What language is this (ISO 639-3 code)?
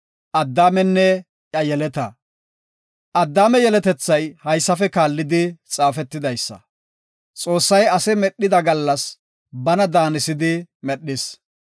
gof